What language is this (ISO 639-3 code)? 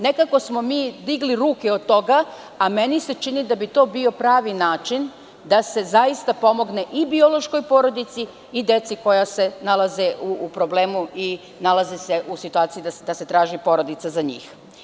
srp